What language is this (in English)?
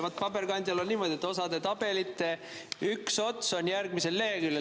Estonian